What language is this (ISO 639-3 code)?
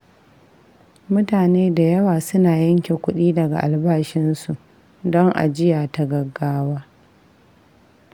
hau